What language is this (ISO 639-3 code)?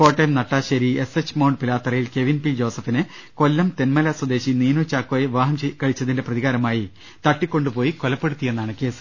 mal